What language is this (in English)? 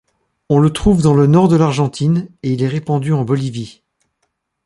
French